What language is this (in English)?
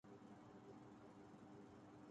Urdu